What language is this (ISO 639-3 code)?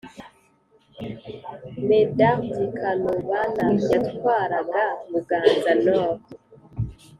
kin